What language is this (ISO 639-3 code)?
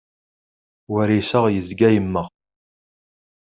kab